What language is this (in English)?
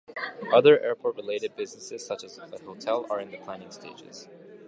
English